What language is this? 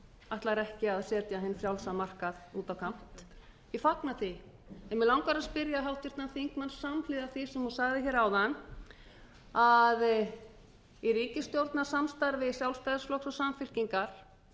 Icelandic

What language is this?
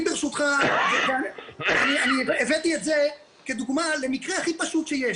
Hebrew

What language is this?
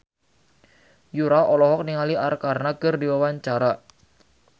Sundanese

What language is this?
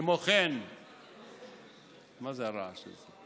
Hebrew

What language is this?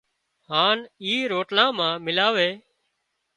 Wadiyara Koli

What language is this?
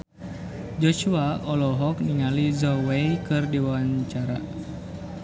Sundanese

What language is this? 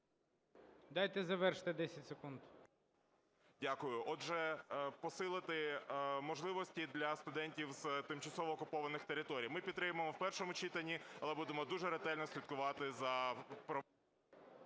Ukrainian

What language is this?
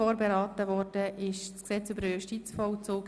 Swiss German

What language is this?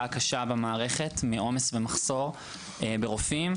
Hebrew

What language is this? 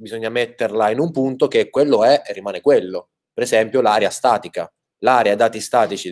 Italian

